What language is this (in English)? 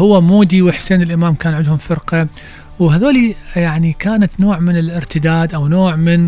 Arabic